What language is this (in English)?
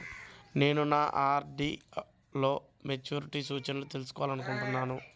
Telugu